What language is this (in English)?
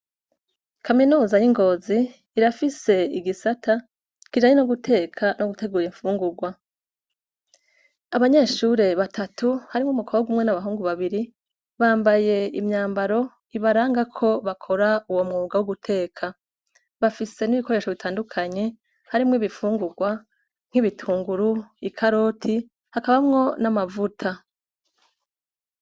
Rundi